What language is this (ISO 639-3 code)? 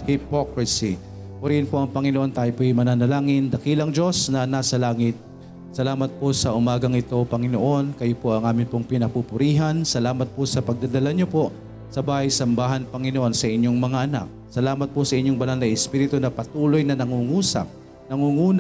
fil